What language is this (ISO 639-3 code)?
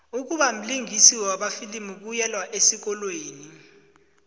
nbl